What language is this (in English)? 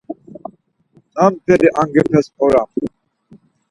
Laz